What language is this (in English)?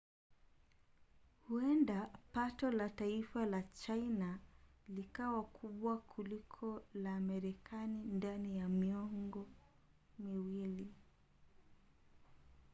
Swahili